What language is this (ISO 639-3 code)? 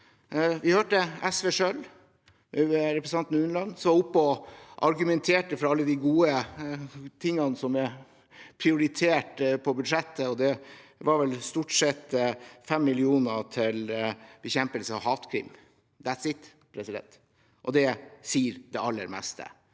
nor